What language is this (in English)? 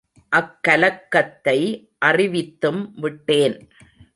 Tamil